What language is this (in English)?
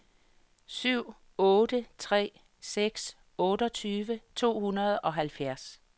Danish